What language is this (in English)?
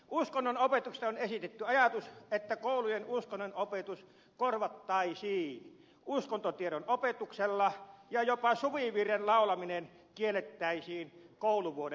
Finnish